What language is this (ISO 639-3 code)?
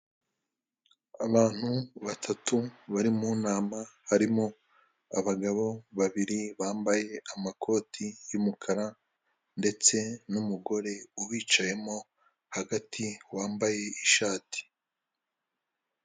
kin